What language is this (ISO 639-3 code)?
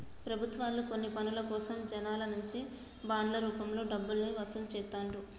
tel